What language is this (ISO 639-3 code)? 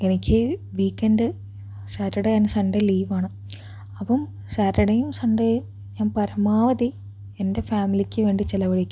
mal